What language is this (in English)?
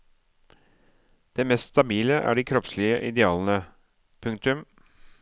Norwegian